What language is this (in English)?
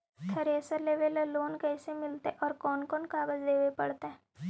Magahi